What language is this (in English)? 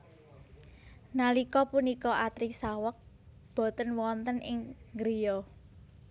Javanese